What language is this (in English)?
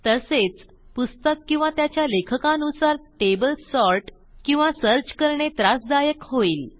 Marathi